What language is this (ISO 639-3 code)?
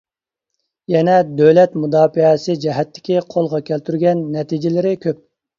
uig